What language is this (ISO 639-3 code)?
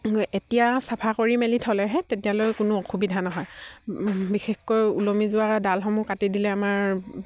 asm